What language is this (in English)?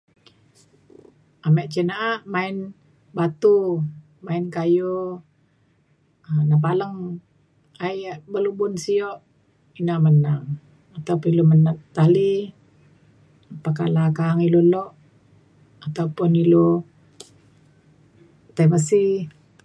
Mainstream Kenyah